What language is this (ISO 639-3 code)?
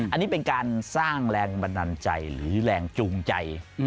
tha